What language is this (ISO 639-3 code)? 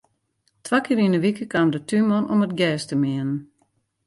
fry